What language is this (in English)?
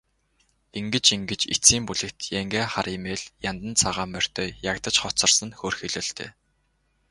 Mongolian